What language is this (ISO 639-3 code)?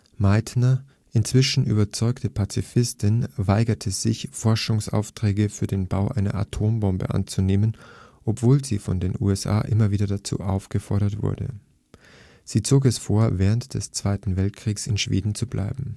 deu